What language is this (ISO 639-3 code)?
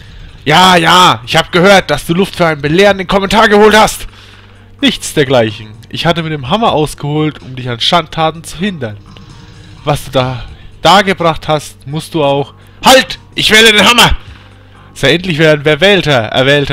deu